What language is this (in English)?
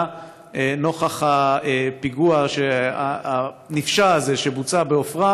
Hebrew